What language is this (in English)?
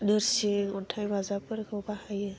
Bodo